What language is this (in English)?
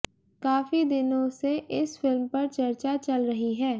Hindi